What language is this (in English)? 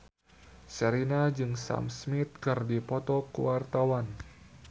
Sundanese